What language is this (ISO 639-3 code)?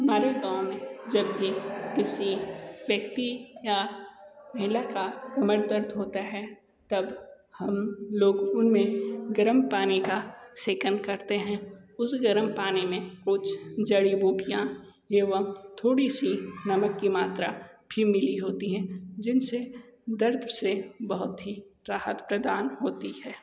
hin